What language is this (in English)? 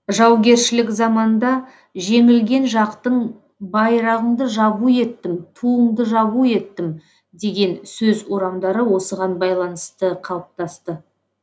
Kazakh